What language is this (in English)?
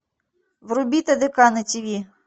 Russian